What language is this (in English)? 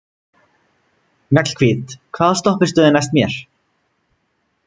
Icelandic